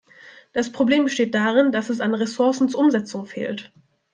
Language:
German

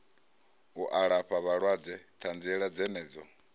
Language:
Venda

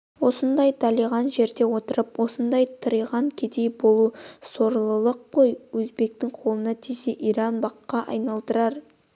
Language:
Kazakh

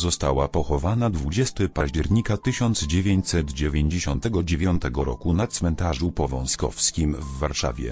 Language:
Polish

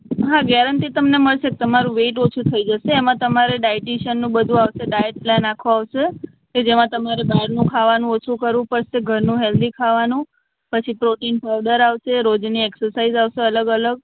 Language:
Gujarati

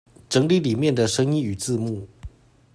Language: Chinese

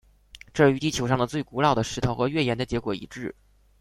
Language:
Chinese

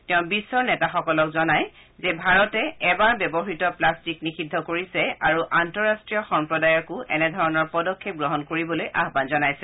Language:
Assamese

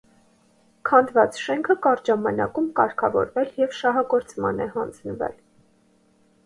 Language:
Armenian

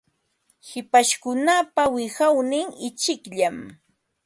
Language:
Ambo-Pasco Quechua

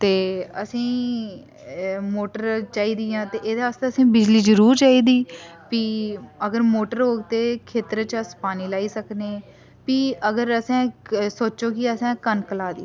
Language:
Dogri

